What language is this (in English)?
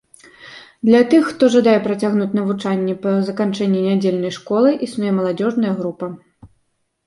Belarusian